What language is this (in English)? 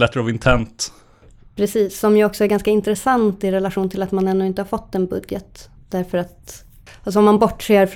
Swedish